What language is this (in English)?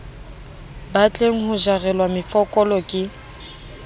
Southern Sotho